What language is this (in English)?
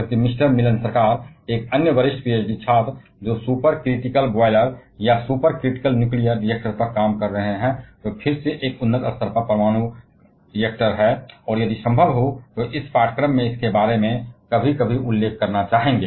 Hindi